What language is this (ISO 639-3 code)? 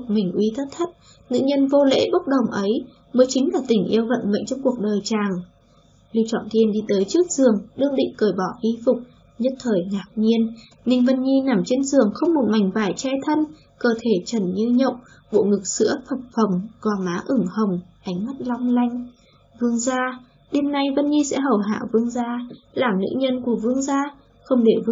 vie